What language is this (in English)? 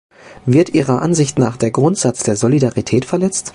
German